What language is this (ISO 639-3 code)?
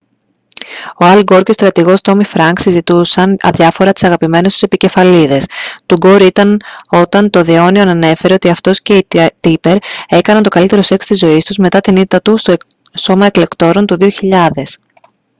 ell